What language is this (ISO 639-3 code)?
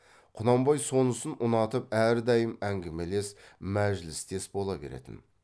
kaz